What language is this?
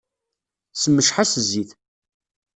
Kabyle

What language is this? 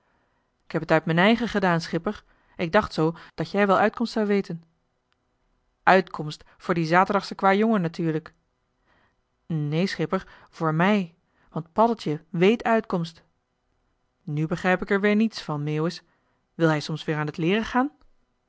Dutch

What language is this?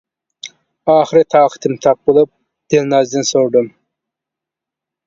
Uyghur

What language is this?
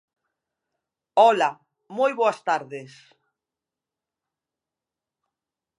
Galician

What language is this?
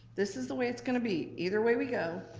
English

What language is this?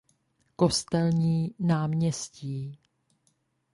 Czech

